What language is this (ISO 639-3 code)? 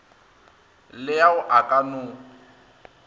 nso